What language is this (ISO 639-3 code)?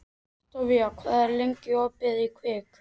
isl